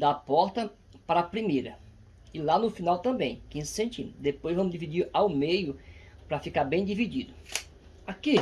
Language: Portuguese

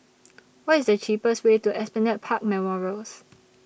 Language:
English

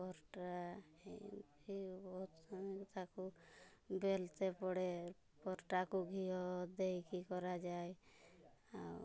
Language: Odia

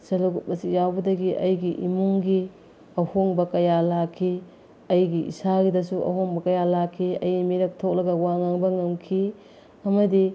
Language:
Manipuri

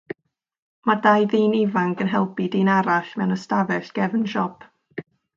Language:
Welsh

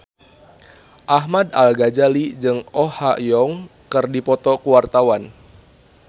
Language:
Sundanese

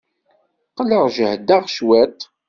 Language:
Kabyle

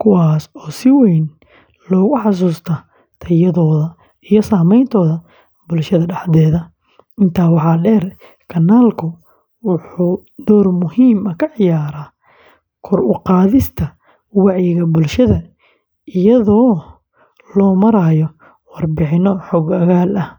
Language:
Somali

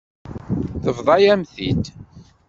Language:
Kabyle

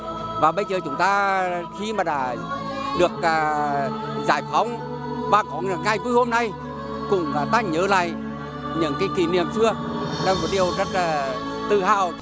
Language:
Vietnamese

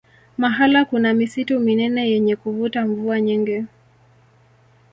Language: Swahili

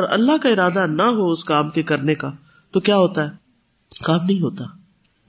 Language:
Urdu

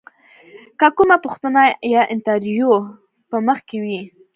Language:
Pashto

